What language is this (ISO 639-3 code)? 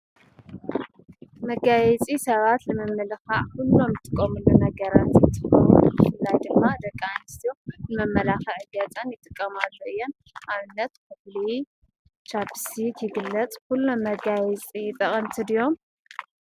tir